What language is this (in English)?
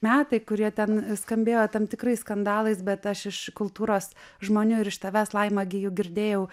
Lithuanian